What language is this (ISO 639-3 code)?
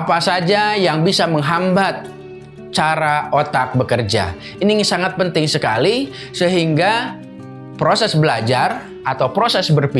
ind